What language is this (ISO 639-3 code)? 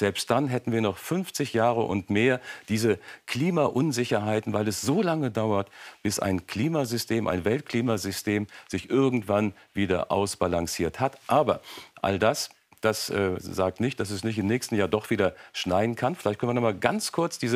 deu